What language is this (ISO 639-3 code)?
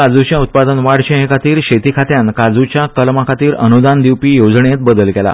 kok